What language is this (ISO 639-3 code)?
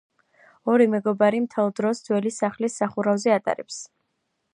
kat